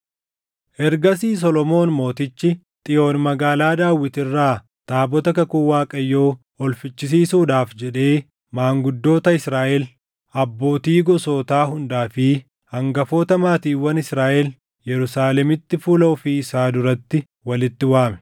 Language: Oromo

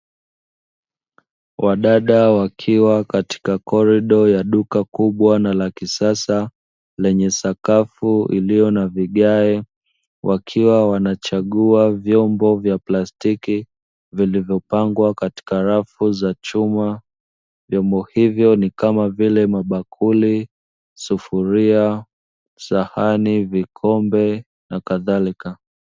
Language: Swahili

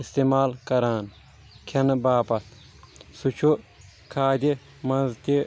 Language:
Kashmiri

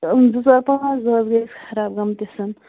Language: Kashmiri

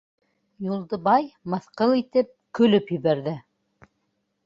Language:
Bashkir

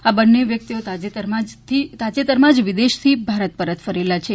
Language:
Gujarati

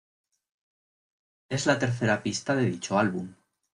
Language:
Spanish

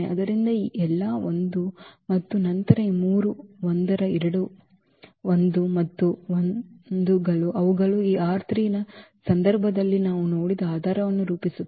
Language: Kannada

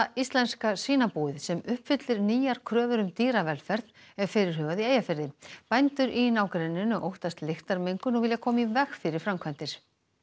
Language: Icelandic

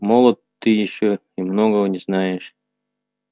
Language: Russian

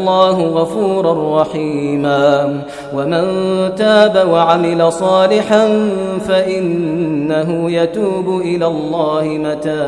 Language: Arabic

